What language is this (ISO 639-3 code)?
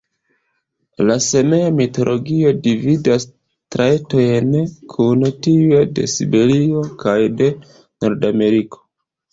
epo